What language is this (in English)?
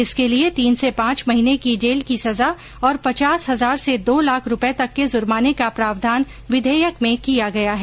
Hindi